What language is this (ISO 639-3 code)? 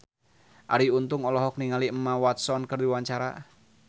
sun